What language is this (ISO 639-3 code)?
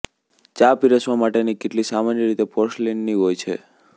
guj